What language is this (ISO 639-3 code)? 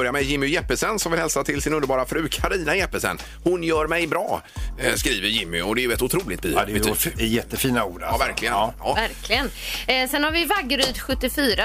swe